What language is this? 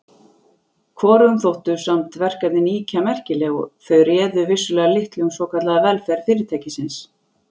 Icelandic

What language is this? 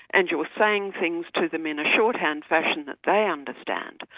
English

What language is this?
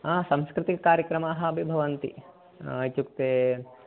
Sanskrit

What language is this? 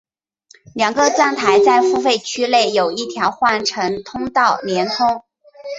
Chinese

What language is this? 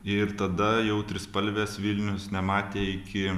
Lithuanian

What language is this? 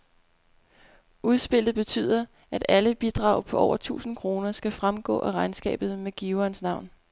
Danish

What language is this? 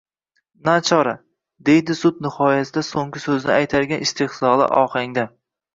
Uzbek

